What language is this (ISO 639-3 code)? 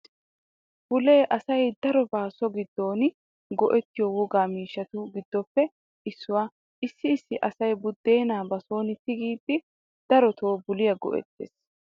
wal